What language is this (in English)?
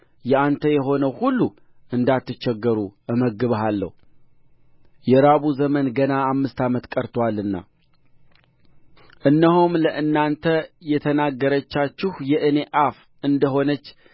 Amharic